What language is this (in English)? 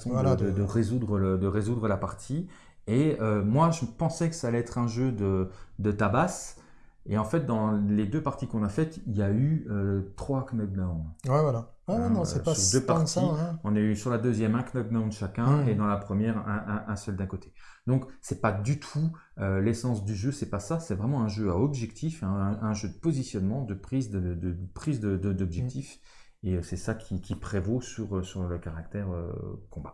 French